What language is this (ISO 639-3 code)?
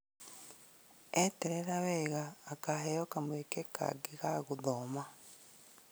kik